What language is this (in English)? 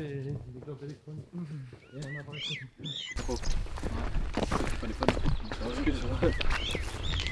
French